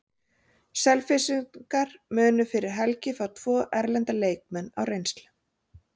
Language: Icelandic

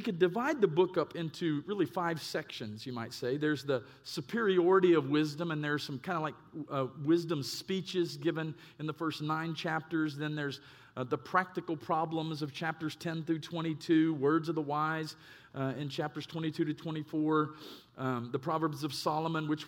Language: English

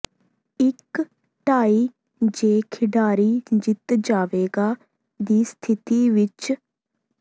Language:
Punjabi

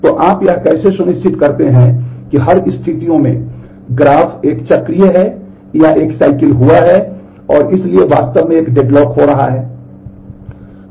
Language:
Hindi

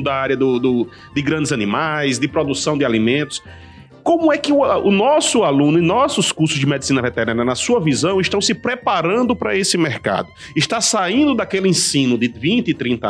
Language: Portuguese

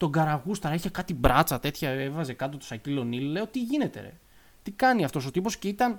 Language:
Greek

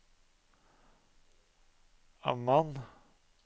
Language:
Norwegian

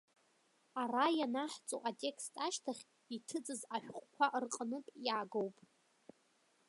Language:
Abkhazian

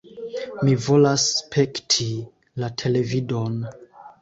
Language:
Esperanto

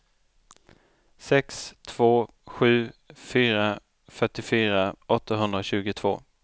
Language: Swedish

